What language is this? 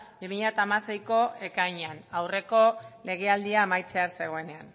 Basque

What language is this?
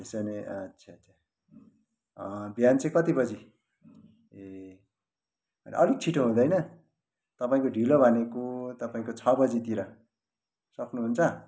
Nepali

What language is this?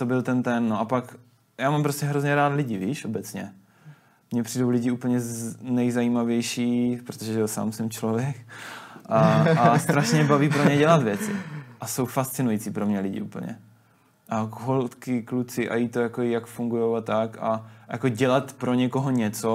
Czech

